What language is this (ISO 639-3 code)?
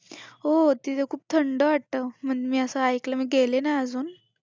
mar